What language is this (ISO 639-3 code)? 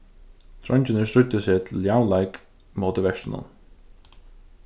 fao